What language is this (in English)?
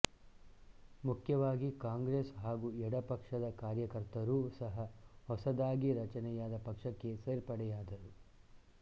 Kannada